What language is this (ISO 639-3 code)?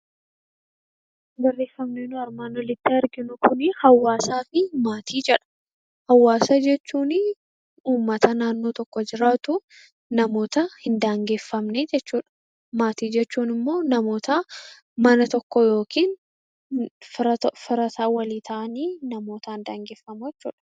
orm